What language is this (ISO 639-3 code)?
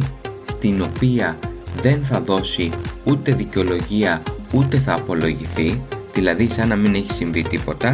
ell